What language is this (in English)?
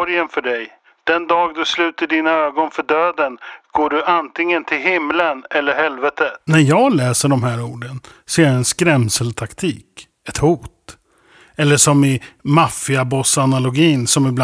Swedish